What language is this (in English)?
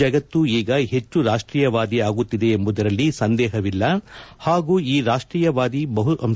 Kannada